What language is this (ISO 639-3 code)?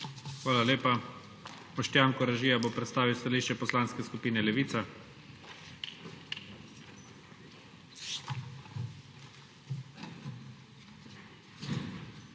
slv